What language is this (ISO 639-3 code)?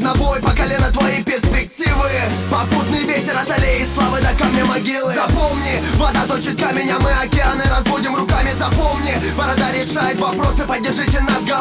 rus